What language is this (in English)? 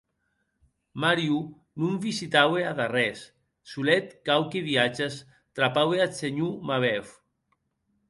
Occitan